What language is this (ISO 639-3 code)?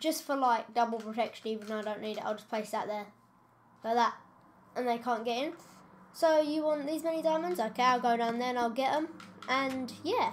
eng